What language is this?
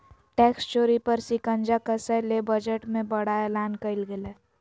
Magahi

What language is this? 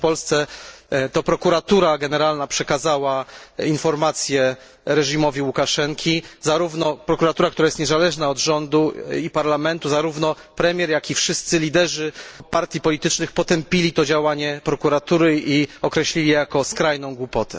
Polish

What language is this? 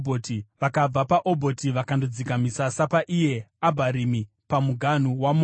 Shona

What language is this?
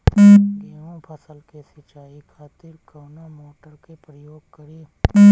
Bhojpuri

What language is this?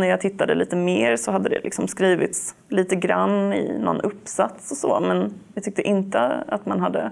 Swedish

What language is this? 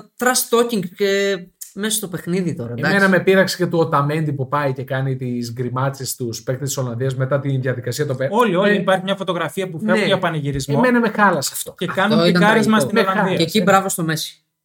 Greek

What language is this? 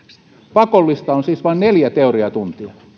Finnish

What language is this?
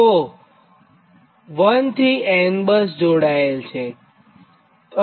Gujarati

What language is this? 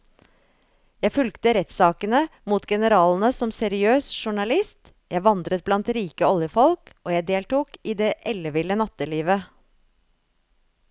Norwegian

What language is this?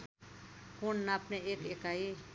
Nepali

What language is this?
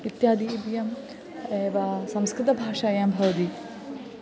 Sanskrit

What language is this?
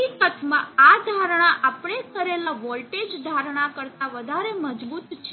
Gujarati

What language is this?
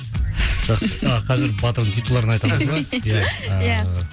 Kazakh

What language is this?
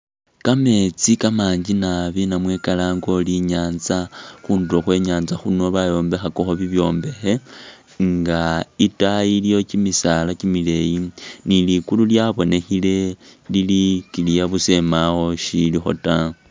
Masaaba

